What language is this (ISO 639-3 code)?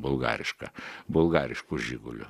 lit